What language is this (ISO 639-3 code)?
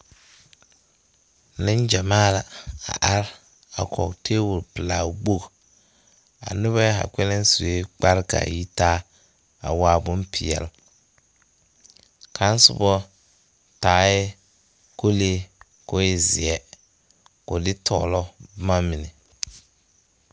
dga